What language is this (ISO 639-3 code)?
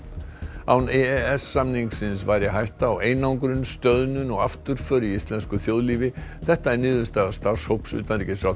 isl